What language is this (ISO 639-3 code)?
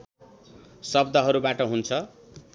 nep